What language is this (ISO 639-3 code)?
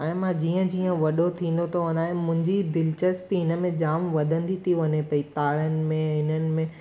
snd